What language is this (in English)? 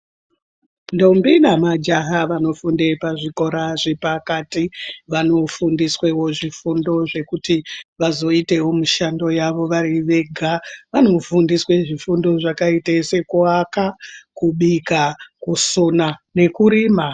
Ndau